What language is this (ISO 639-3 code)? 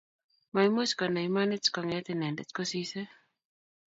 kln